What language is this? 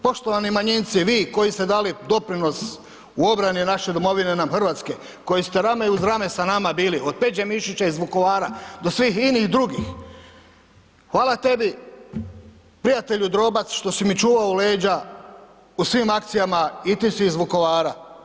Croatian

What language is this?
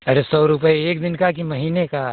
Hindi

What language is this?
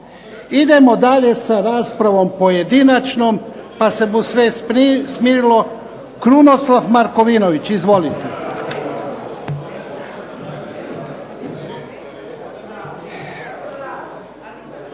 Croatian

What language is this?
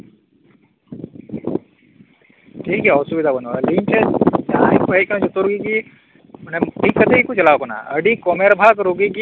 Santali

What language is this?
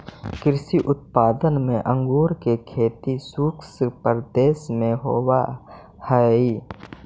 Magahi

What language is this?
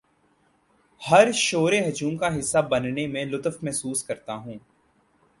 Urdu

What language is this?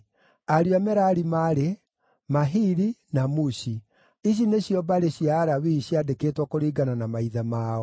Kikuyu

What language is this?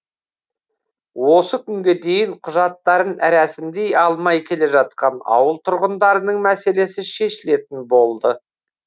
Kazakh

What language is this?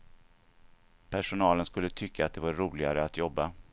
Swedish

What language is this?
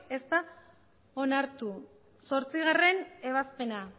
Basque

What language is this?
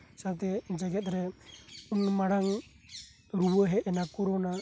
Santali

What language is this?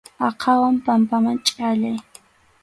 Arequipa-La Unión Quechua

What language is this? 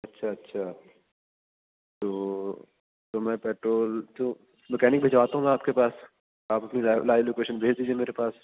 Urdu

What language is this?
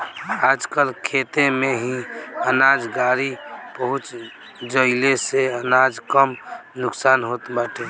Bhojpuri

